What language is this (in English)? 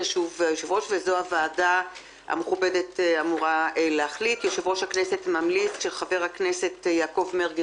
Hebrew